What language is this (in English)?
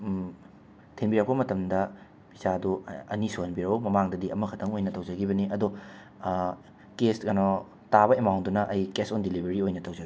Manipuri